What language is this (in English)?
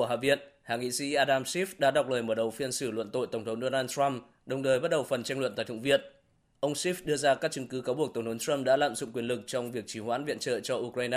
Vietnamese